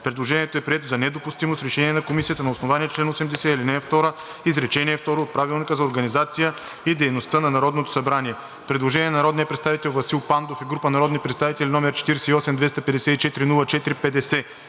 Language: Bulgarian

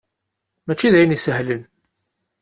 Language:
Kabyle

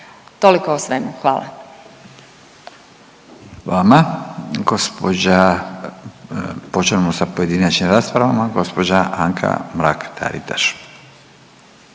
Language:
Croatian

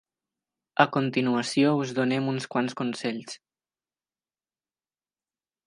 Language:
Catalan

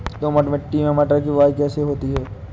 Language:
Hindi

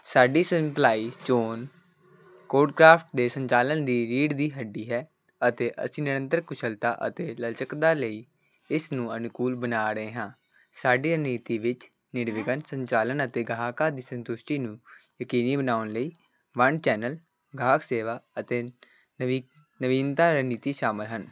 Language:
Punjabi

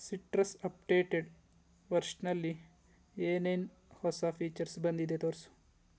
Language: Kannada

